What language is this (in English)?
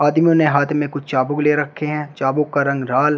Hindi